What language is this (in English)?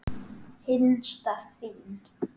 Icelandic